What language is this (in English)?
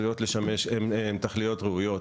Hebrew